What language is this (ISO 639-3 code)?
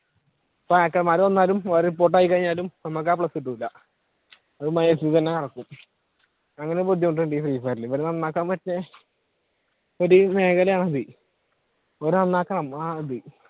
mal